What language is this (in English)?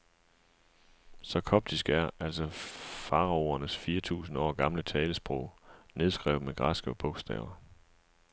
Danish